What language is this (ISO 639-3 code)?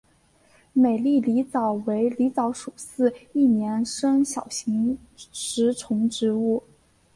zho